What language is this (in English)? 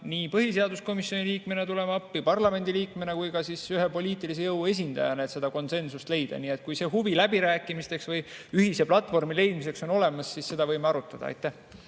Estonian